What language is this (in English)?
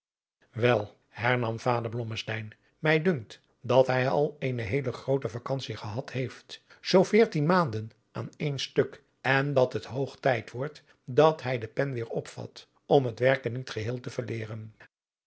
Dutch